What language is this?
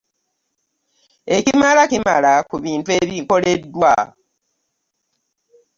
Ganda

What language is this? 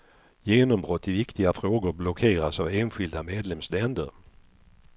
Swedish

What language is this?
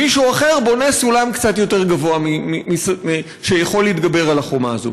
Hebrew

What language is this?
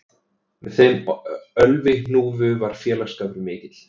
Icelandic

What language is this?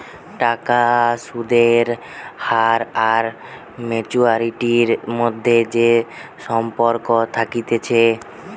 Bangla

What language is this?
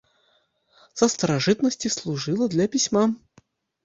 Belarusian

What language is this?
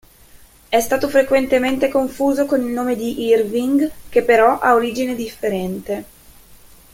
Italian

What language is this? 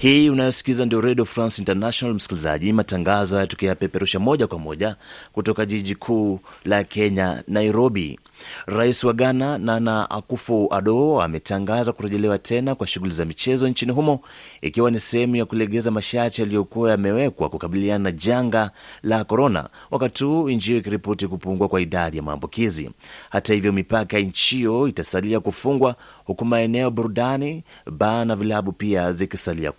Swahili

